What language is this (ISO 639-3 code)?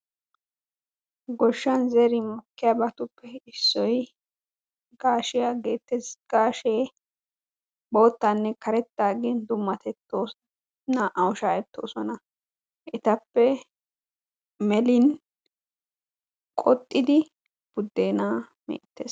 wal